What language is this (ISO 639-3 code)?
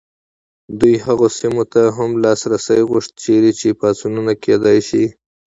pus